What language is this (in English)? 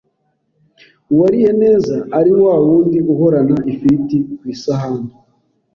Kinyarwanda